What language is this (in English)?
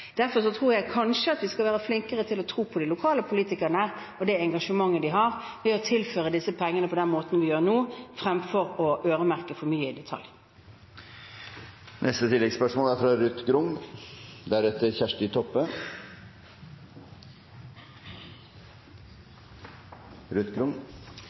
Norwegian